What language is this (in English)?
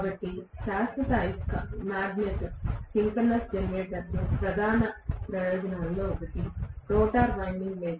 Telugu